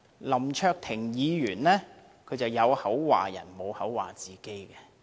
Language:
Cantonese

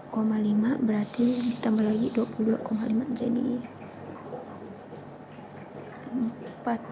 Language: Indonesian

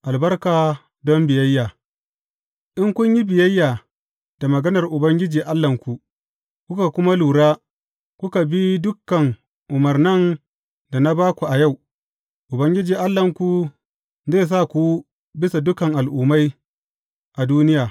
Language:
Hausa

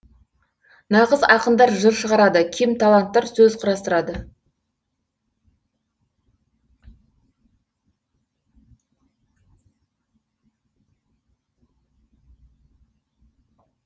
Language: Kazakh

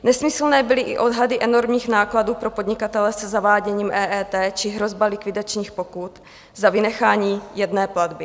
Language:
Czech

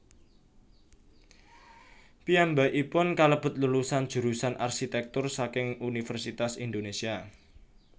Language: Javanese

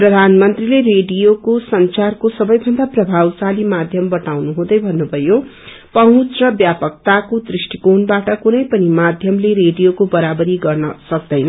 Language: Nepali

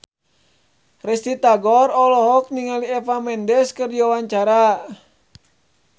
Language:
Sundanese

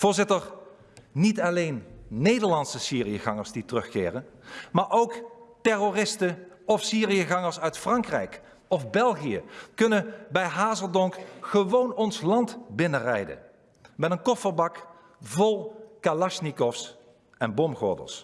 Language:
Dutch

